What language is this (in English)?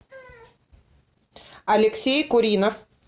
Russian